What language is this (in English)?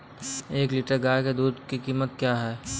Hindi